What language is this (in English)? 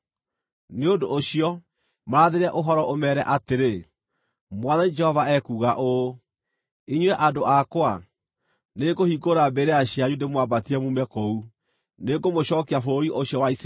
Kikuyu